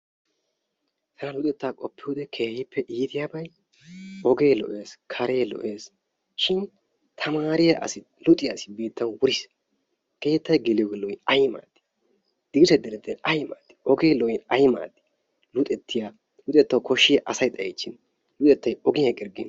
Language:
Wolaytta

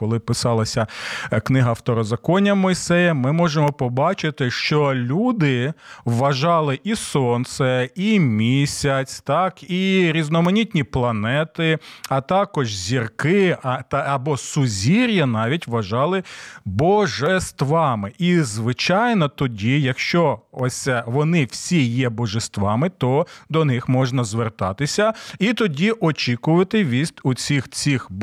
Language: Ukrainian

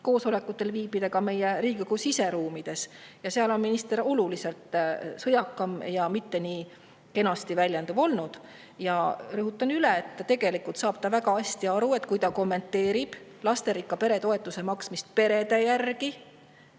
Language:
Estonian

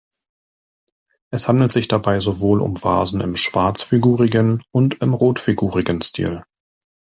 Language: German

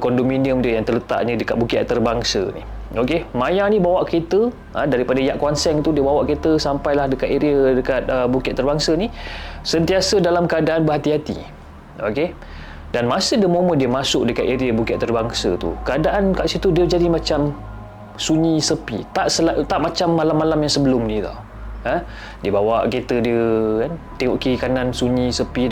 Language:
Malay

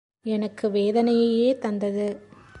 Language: Tamil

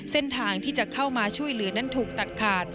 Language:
Thai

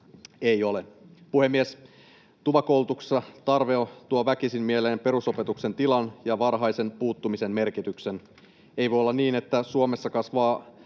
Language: Finnish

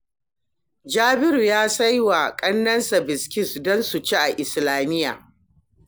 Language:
Hausa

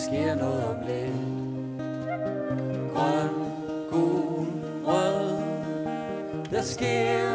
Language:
Danish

